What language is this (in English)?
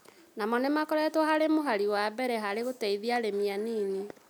Kikuyu